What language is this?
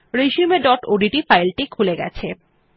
Bangla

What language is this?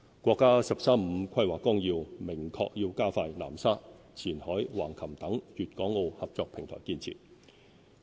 Cantonese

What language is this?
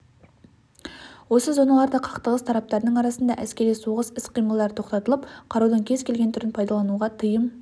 Kazakh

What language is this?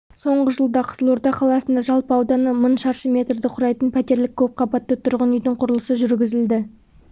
Kazakh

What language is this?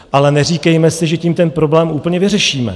Czech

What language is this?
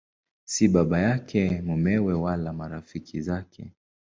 Swahili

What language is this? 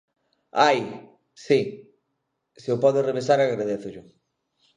Galician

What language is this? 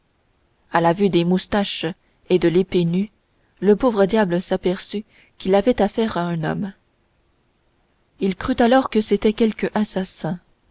French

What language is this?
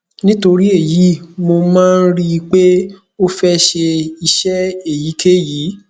Yoruba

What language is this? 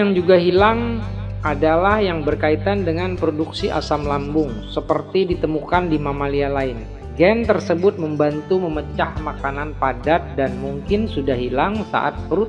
Indonesian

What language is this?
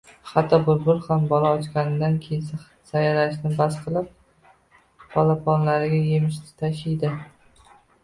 Uzbek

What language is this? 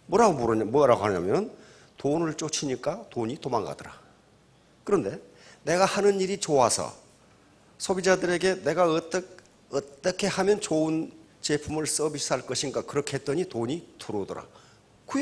Korean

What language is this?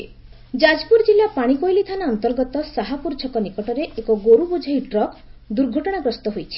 Odia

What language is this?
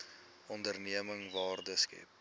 Afrikaans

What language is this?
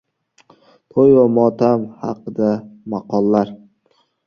Uzbek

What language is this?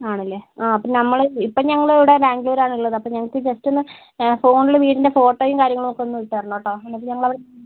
Malayalam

